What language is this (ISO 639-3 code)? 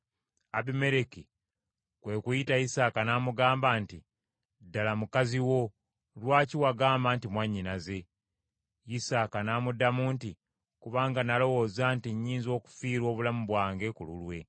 lug